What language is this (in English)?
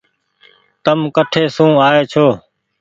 Goaria